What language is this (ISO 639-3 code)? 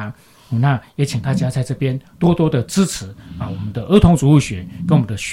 zho